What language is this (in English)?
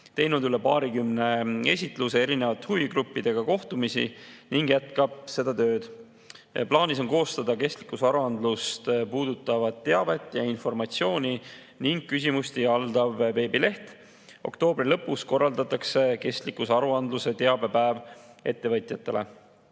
Estonian